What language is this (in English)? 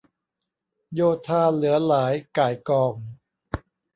Thai